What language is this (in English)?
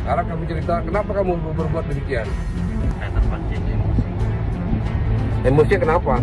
Indonesian